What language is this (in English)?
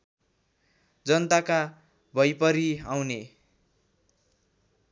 Nepali